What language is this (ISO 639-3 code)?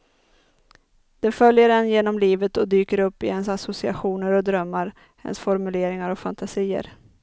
swe